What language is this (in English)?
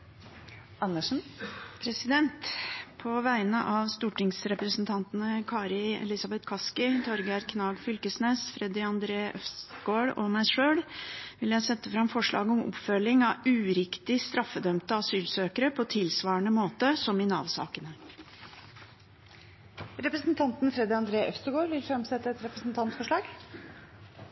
Norwegian Bokmål